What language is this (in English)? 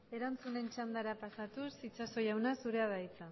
Basque